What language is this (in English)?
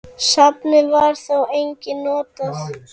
Icelandic